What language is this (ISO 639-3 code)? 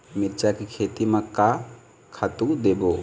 hne